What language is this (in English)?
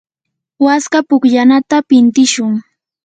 Yanahuanca Pasco Quechua